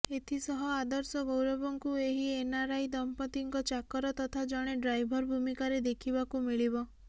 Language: Odia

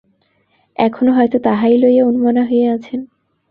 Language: Bangla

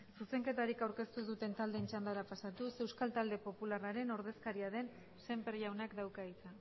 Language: Basque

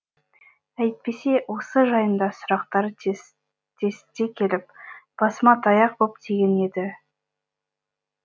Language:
Kazakh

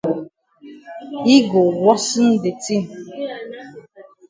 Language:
Cameroon Pidgin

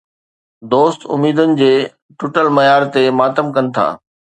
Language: Sindhi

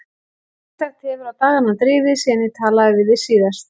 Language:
Icelandic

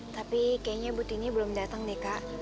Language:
Indonesian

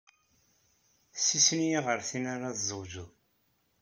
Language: Kabyle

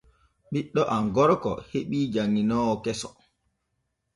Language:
Borgu Fulfulde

